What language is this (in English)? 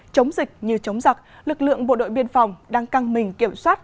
Vietnamese